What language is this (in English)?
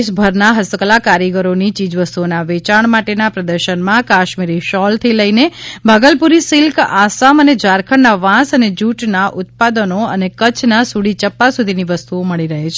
Gujarati